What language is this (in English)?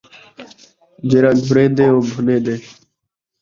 Saraiki